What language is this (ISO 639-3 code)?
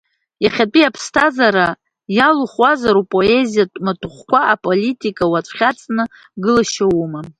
abk